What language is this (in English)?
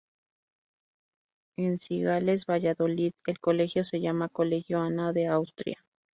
Spanish